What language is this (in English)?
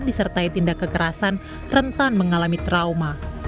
Indonesian